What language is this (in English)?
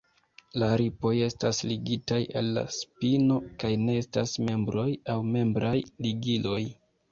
Esperanto